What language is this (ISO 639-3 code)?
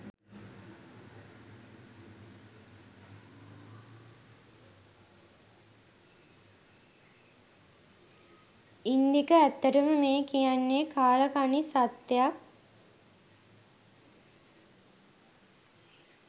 sin